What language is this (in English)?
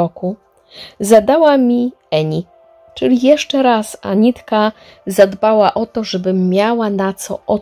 Polish